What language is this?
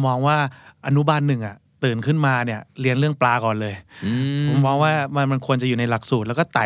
Thai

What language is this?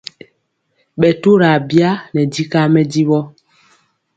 Mpiemo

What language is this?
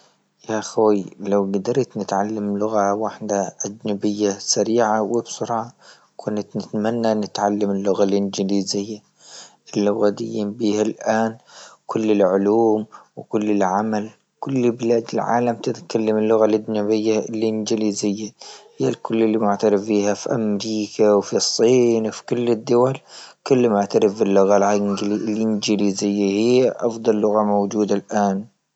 Libyan Arabic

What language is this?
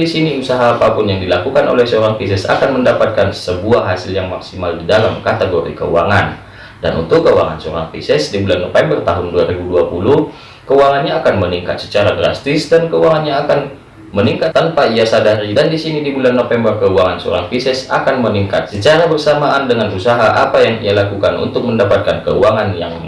Indonesian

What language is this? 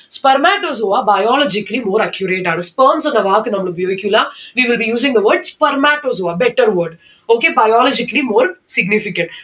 Malayalam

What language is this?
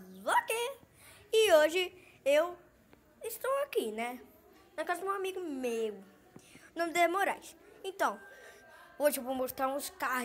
Portuguese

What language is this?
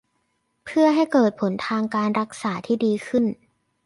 Thai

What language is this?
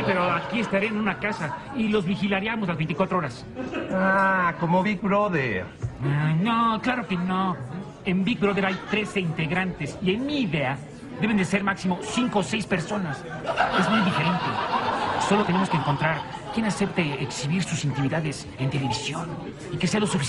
Spanish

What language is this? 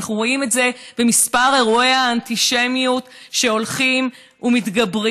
Hebrew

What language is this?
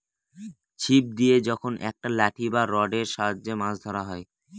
Bangla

